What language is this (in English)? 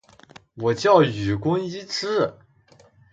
Chinese